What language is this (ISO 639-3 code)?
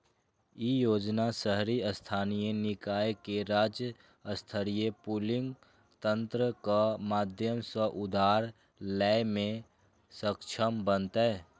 mai